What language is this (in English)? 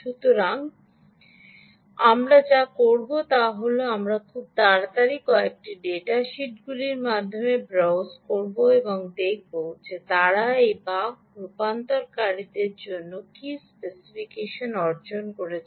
Bangla